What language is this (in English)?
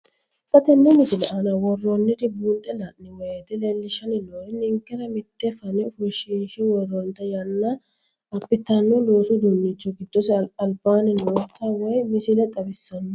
Sidamo